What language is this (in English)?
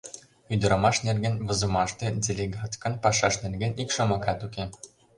Mari